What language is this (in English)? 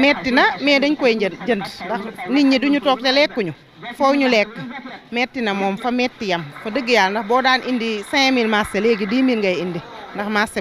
French